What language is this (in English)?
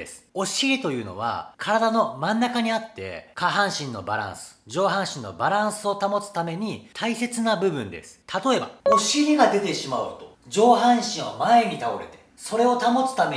Japanese